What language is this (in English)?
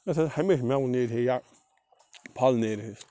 Kashmiri